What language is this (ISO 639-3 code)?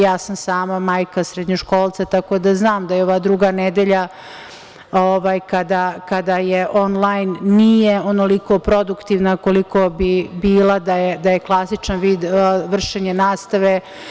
srp